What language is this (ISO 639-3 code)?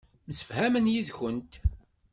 kab